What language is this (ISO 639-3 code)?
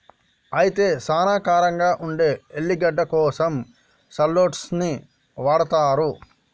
tel